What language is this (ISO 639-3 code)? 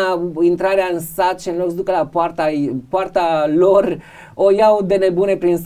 ron